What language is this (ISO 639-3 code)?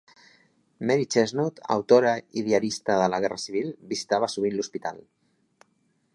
cat